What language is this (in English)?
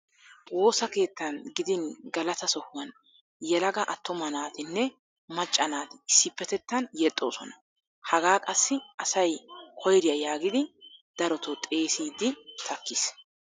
Wolaytta